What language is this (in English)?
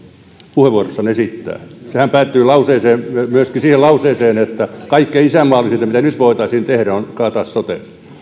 Finnish